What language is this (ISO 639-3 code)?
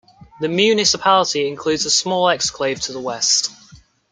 eng